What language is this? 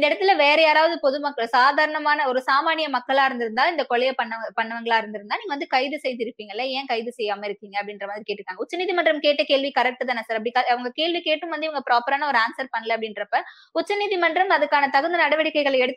Tamil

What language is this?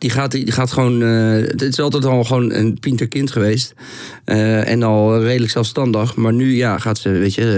Dutch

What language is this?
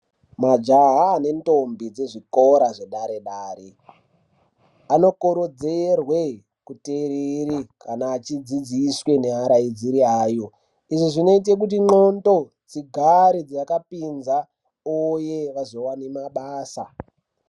Ndau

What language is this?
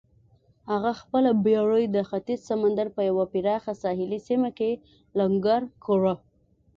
Pashto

